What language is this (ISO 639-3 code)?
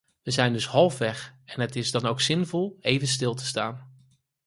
nld